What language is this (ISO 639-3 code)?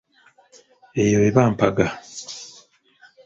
lug